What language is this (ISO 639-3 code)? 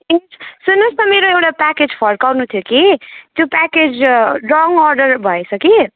nep